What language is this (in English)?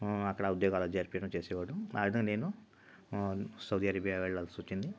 Telugu